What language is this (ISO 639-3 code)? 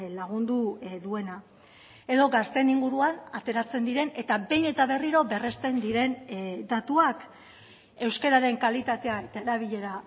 eus